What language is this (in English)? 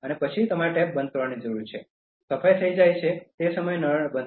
Gujarati